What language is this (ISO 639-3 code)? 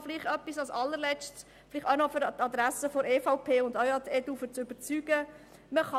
gsw